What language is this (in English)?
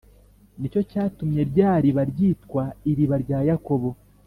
Kinyarwanda